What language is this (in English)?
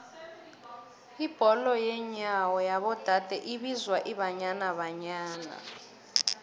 South Ndebele